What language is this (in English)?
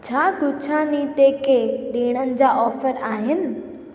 Sindhi